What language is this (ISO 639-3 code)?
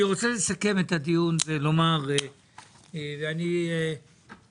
heb